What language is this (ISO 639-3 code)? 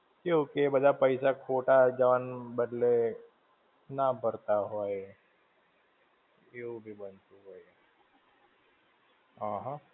guj